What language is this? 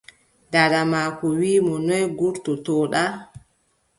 Adamawa Fulfulde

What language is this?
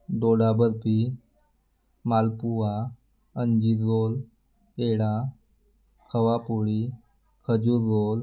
Marathi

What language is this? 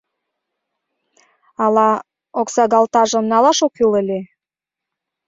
Mari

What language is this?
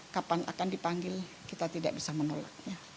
Indonesian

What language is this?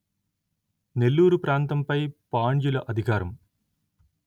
Telugu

